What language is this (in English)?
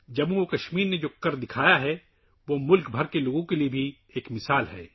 Urdu